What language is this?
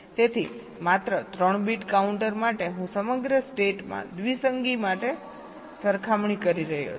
Gujarati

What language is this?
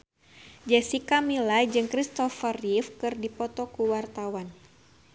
Sundanese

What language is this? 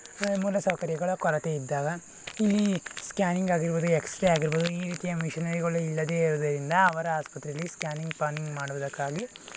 Kannada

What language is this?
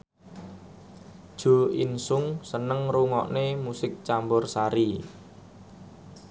Javanese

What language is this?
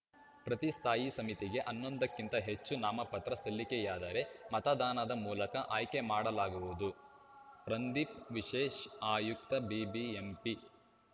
Kannada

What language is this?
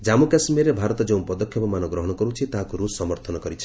Odia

